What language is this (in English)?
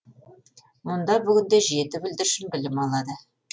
Kazakh